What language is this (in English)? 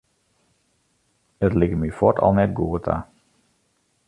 Western Frisian